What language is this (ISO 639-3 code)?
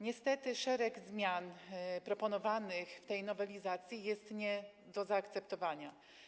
pol